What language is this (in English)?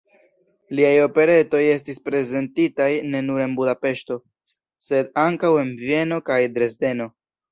Esperanto